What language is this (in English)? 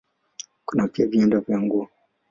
Swahili